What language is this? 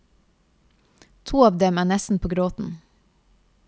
Norwegian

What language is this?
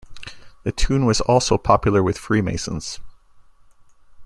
English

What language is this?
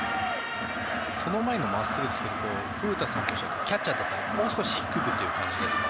Japanese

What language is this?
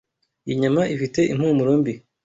Kinyarwanda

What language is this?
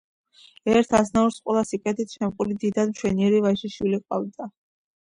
Georgian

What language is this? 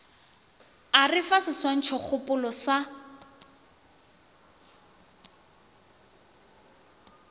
Northern Sotho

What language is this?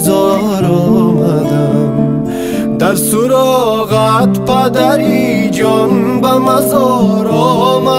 Persian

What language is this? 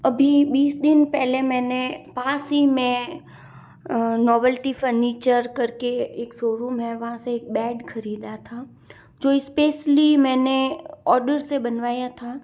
Hindi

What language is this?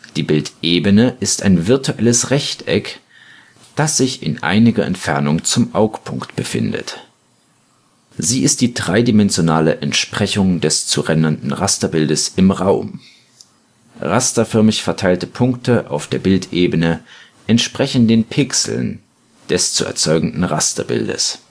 German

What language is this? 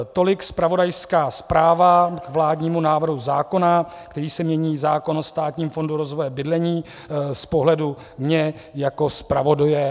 Czech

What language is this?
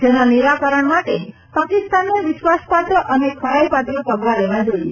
Gujarati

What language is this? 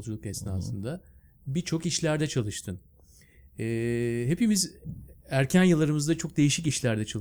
Turkish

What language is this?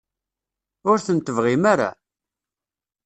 Kabyle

